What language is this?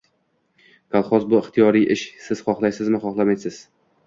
Uzbek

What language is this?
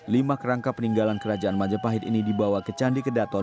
Indonesian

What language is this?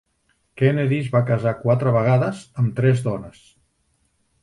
Catalan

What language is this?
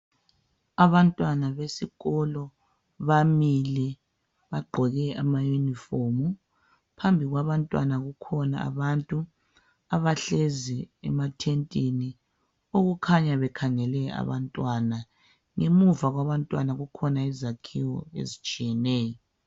North Ndebele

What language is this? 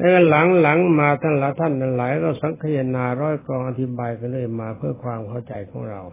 Thai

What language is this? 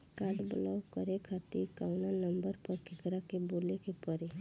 Bhojpuri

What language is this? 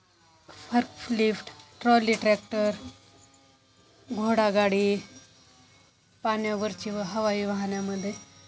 Marathi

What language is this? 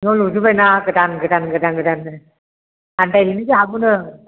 Bodo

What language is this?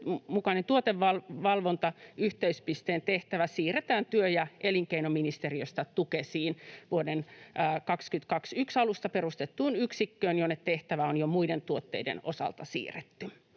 Finnish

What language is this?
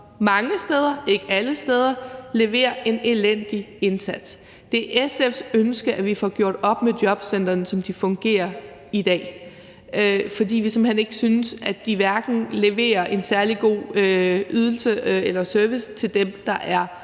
Danish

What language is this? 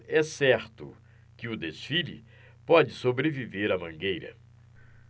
Portuguese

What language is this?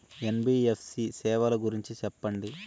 Telugu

